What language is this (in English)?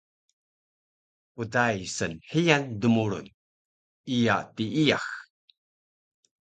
Taroko